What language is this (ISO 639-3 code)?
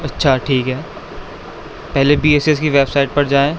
urd